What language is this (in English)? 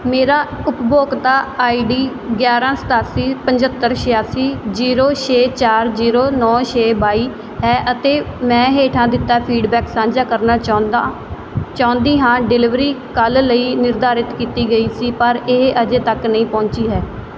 Punjabi